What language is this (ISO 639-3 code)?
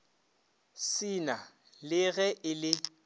nso